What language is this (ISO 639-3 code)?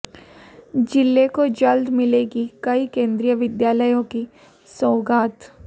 hin